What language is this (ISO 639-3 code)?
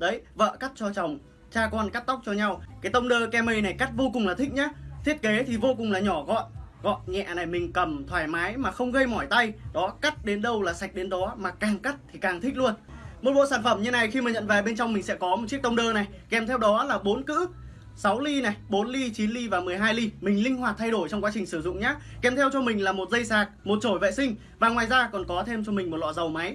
vie